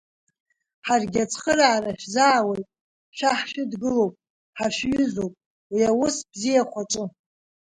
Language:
Abkhazian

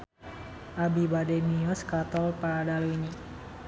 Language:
Sundanese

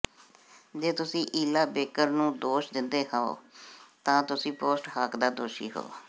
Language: Punjabi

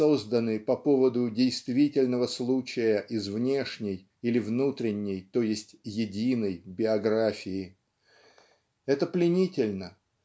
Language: Russian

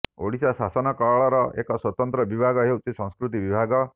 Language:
Odia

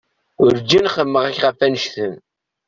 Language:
Kabyle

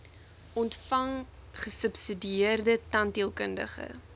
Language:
Afrikaans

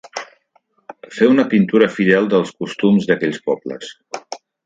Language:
Catalan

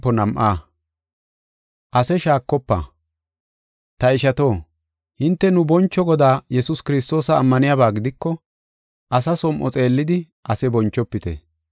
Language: Gofa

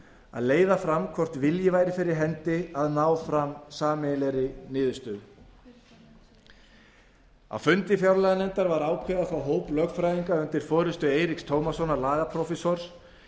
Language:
Icelandic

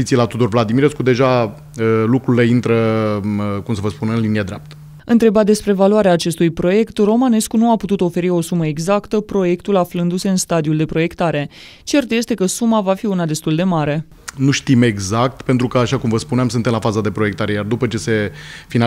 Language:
Romanian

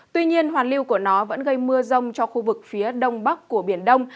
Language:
Vietnamese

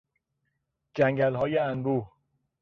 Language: Persian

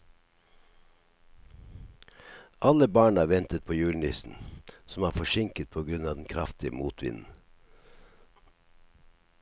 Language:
Norwegian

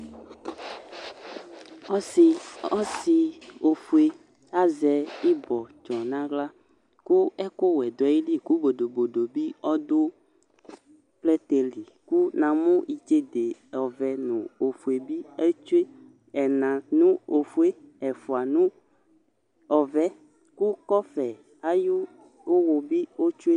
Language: Ikposo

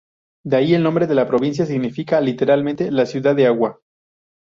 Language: Spanish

